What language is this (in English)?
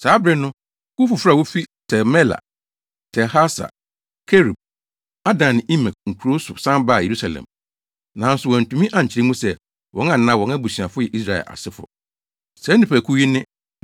Akan